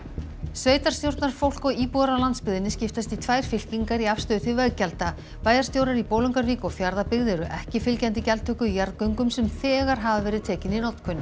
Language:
Icelandic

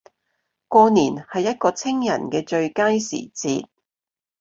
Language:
Cantonese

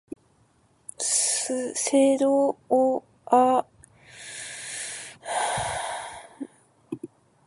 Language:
Korean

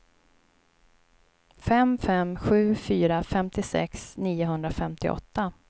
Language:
Swedish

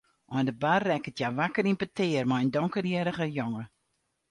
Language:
Western Frisian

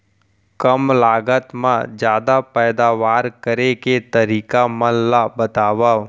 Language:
Chhattisgarhi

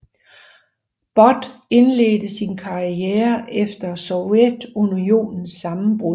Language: Danish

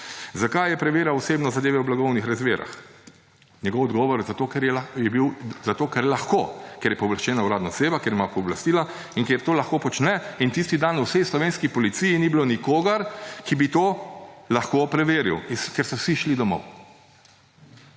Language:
Slovenian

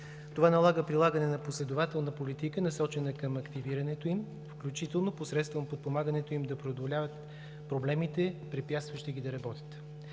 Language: Bulgarian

